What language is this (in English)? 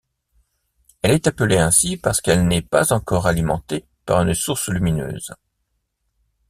French